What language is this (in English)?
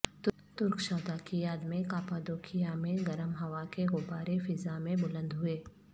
Urdu